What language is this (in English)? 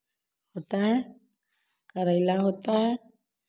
Hindi